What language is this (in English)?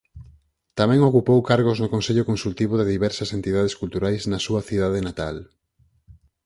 Galician